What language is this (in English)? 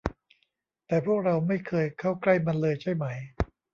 Thai